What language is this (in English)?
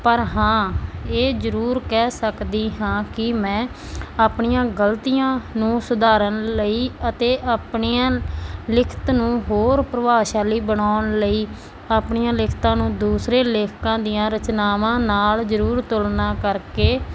Punjabi